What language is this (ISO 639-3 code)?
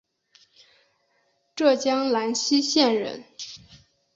zho